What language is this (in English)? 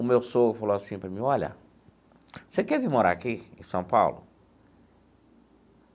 Portuguese